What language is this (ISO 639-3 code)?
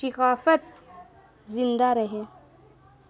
urd